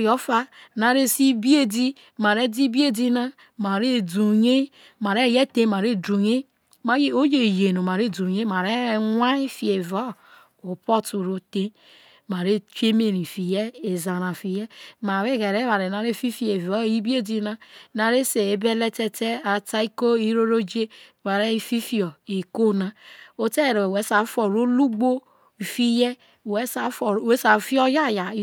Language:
Isoko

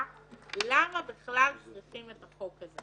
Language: Hebrew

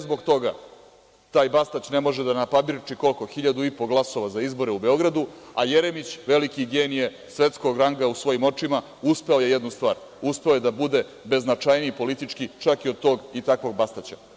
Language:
Serbian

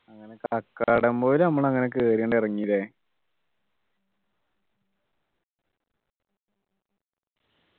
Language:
Malayalam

